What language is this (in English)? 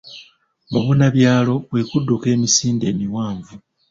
Ganda